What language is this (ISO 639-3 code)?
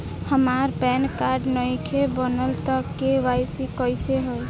bho